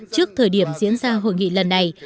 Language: Vietnamese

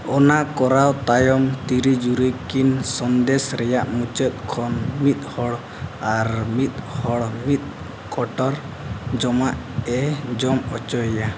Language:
Santali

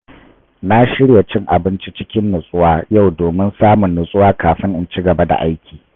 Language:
Hausa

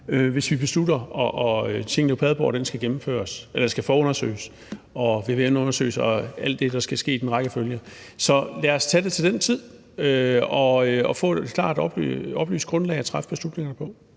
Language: Danish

